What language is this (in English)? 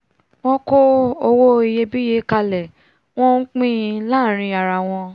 Yoruba